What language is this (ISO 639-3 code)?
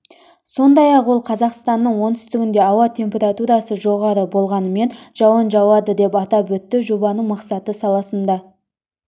kaz